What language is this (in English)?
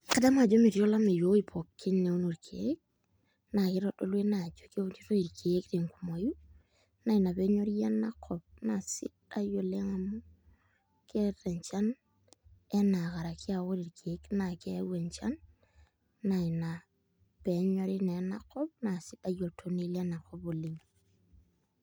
Masai